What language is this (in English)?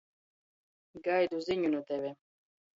Latgalian